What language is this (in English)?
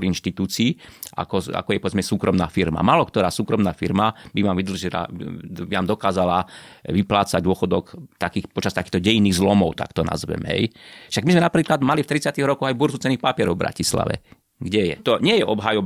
Slovak